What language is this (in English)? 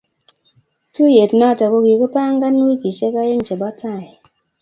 Kalenjin